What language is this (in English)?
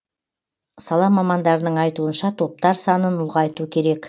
Kazakh